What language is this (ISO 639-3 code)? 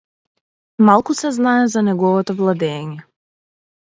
mkd